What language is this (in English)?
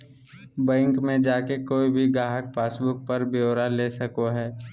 Magahi